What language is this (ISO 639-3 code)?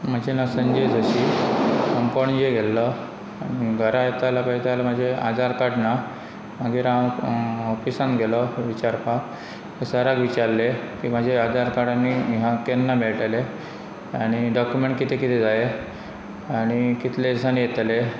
kok